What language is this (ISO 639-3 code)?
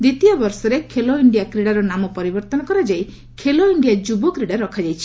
ori